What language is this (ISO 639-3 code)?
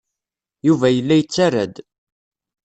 kab